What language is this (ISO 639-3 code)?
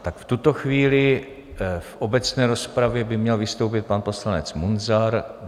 ces